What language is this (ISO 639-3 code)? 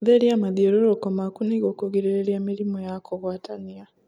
kik